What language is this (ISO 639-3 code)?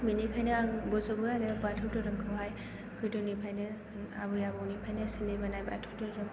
brx